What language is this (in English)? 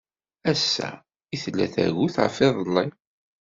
Kabyle